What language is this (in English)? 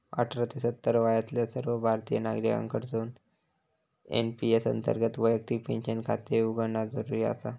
Marathi